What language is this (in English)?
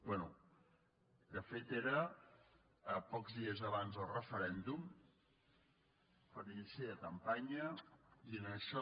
Catalan